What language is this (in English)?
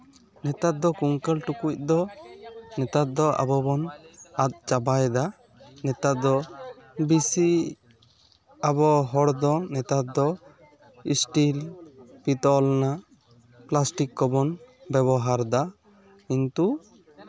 Santali